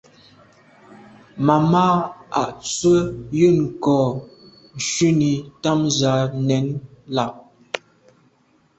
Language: Medumba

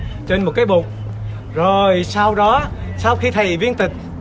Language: Vietnamese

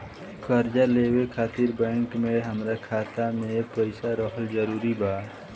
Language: Bhojpuri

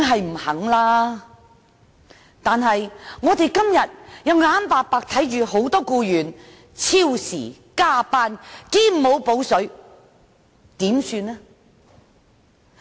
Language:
Cantonese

